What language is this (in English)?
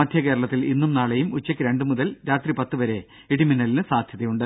Malayalam